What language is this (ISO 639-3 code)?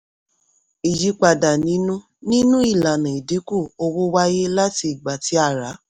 yor